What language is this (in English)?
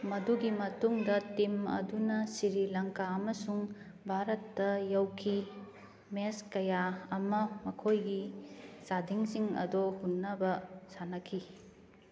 Manipuri